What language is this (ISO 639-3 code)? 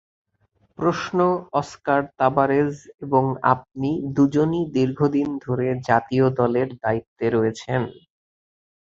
ben